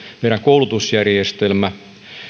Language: Finnish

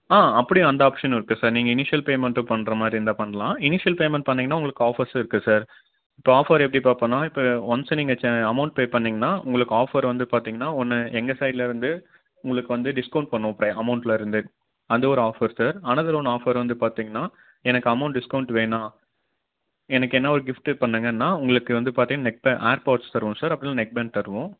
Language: Tamil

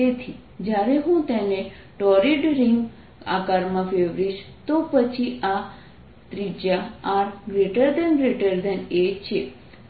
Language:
Gujarati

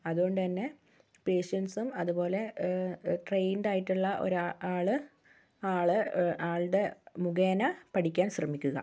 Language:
Malayalam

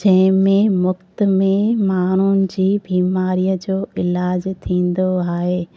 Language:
Sindhi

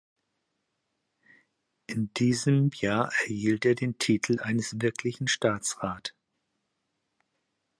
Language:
German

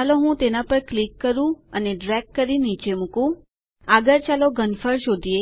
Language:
Gujarati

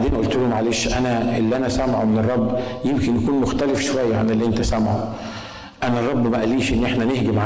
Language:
Arabic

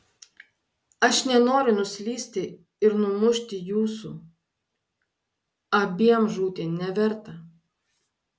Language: Lithuanian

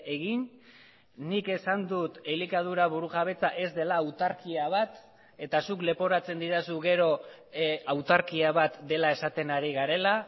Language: Basque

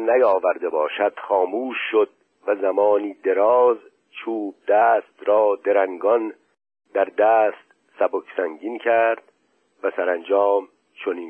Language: Persian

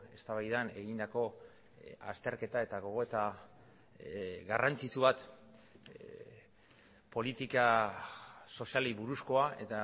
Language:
Basque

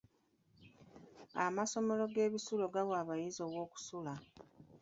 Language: Ganda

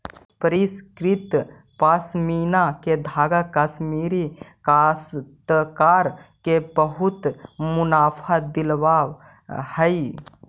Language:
Magahi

